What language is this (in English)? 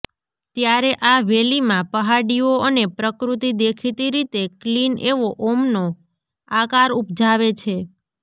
Gujarati